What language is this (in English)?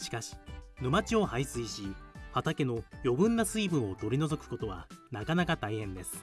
Japanese